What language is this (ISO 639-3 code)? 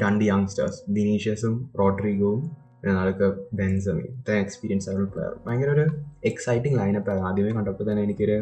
mal